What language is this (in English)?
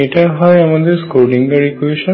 Bangla